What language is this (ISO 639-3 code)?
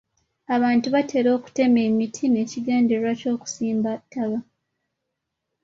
lug